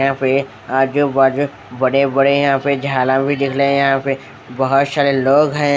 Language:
Hindi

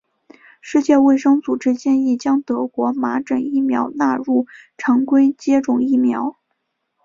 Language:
Chinese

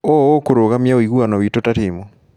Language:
Kikuyu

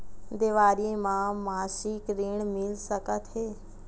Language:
Chhattisgarhi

